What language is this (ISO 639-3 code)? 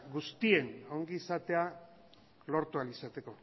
eus